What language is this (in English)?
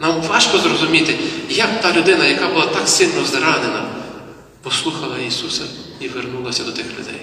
Ukrainian